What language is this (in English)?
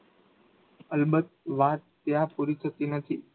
Gujarati